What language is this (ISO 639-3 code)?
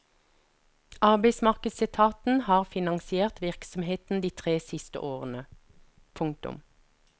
nor